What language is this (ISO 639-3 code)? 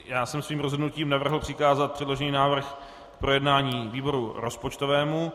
ces